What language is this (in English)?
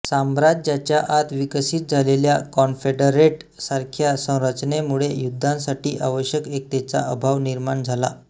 Marathi